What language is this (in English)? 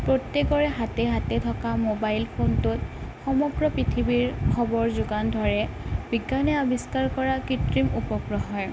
Assamese